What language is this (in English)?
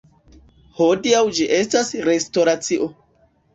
Esperanto